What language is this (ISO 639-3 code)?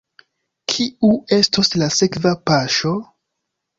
epo